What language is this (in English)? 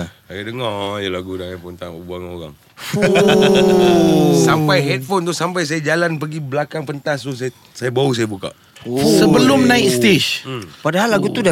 Malay